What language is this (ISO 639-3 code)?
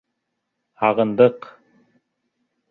bak